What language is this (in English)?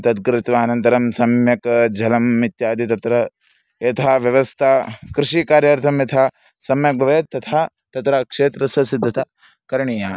Sanskrit